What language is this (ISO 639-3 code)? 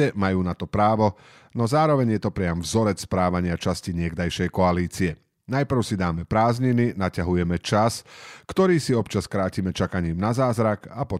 slk